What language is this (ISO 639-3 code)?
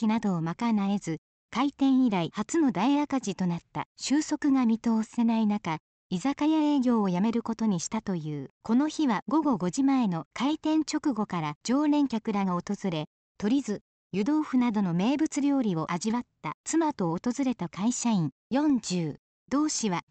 jpn